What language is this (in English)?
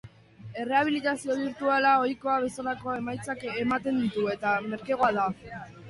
Basque